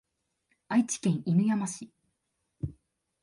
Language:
Japanese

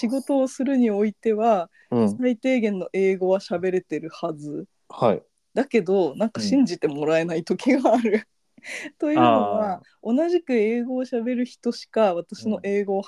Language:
Japanese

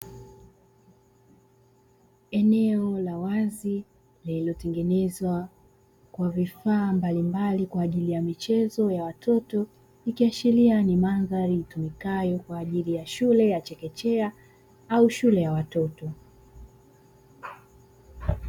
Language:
Swahili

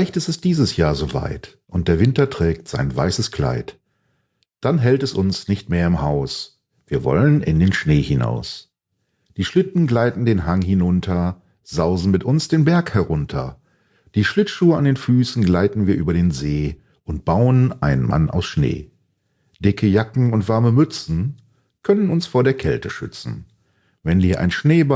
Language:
German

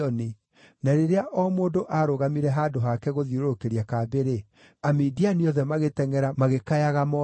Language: Kikuyu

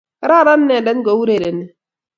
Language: Kalenjin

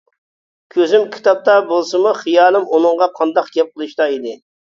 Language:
Uyghur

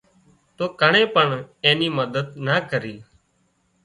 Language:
Wadiyara Koli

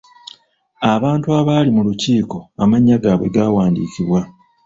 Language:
Ganda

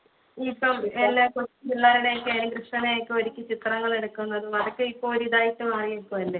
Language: Malayalam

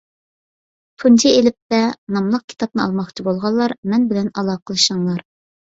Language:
Uyghur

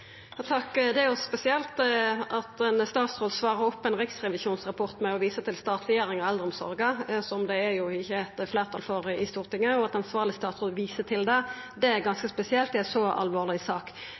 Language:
Norwegian Nynorsk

